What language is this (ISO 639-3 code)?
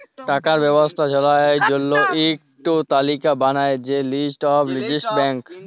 ben